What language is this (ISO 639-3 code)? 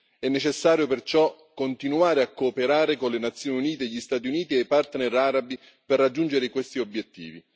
ita